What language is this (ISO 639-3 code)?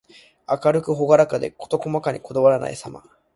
jpn